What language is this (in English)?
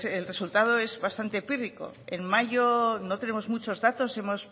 Spanish